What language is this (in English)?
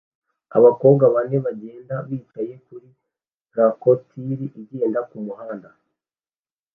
Kinyarwanda